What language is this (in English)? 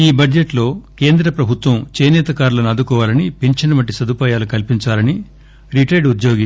Telugu